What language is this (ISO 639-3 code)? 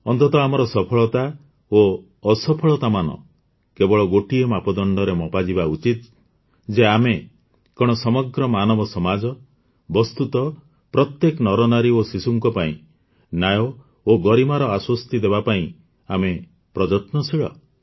ori